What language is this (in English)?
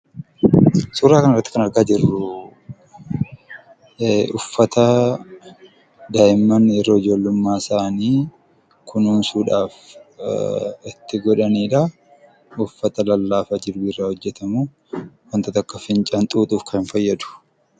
Oromo